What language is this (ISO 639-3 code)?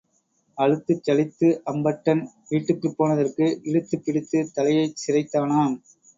tam